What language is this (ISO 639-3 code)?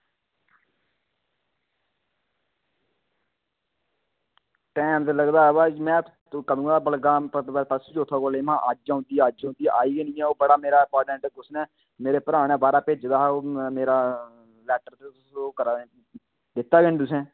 doi